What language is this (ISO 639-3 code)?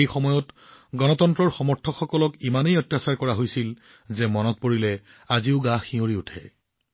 asm